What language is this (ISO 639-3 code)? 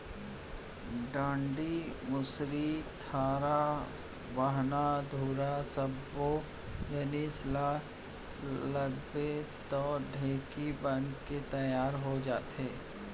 hne